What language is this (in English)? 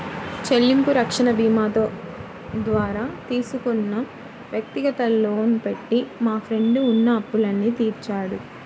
Telugu